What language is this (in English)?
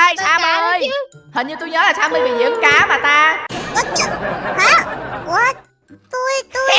Vietnamese